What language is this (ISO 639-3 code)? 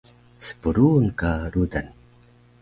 trv